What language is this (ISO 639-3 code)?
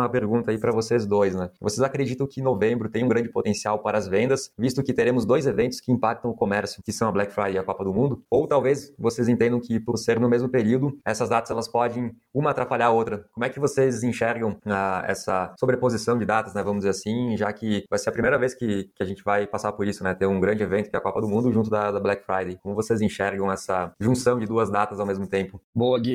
por